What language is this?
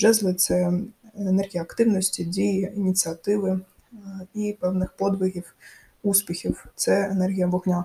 Ukrainian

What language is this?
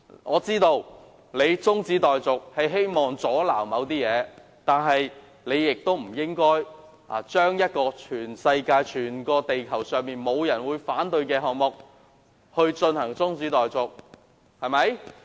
Cantonese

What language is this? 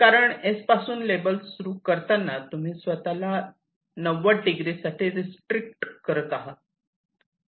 Marathi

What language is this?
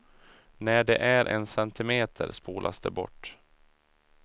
Swedish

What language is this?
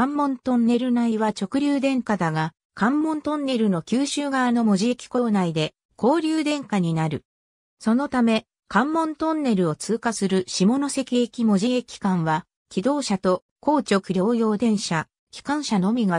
Japanese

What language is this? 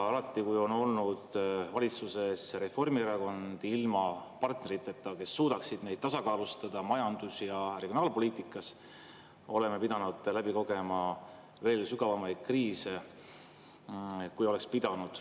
Estonian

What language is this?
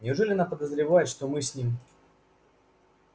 Russian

